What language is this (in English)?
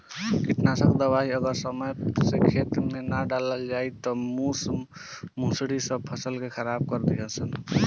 Bhojpuri